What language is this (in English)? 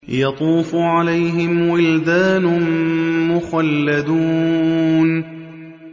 Arabic